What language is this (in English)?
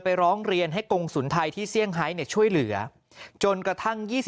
Thai